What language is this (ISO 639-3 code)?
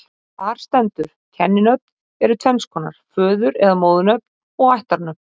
isl